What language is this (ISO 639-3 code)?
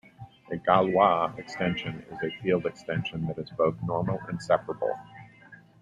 eng